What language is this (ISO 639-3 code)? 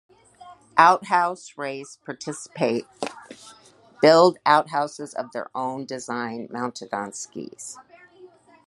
eng